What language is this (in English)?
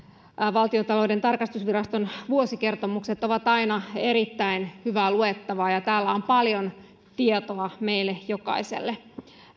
Finnish